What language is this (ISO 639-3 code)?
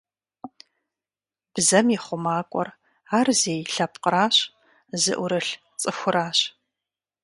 kbd